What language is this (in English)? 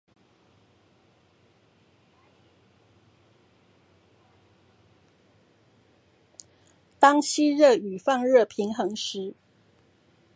Chinese